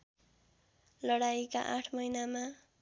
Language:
Nepali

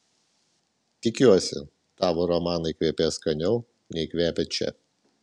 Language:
Lithuanian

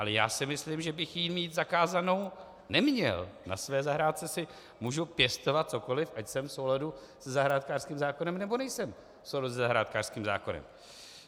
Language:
Czech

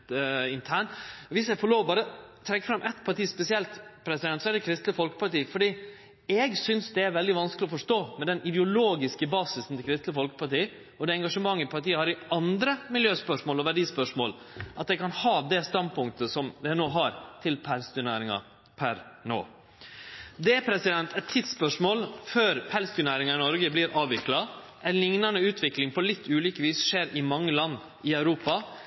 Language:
Norwegian Nynorsk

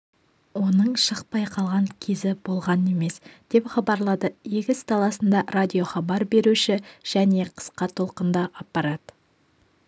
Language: Kazakh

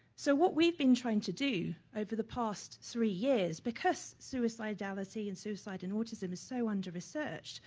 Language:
English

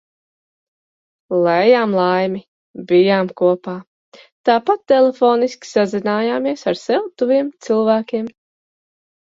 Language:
Latvian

